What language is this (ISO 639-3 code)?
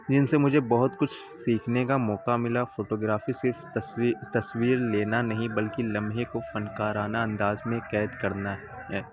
urd